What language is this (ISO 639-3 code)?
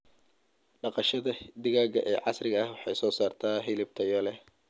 som